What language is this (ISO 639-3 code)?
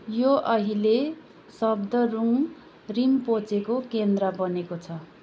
nep